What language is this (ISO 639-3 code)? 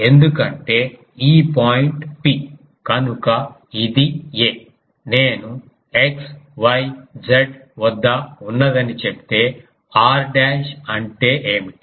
tel